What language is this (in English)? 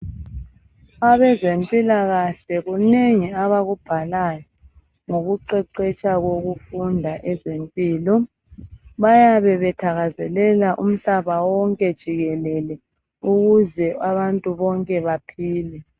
North Ndebele